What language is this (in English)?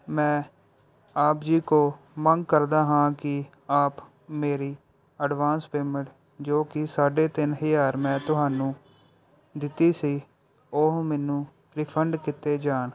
Punjabi